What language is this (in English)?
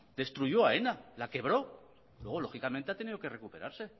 Spanish